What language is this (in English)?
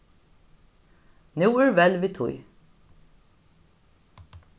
Faroese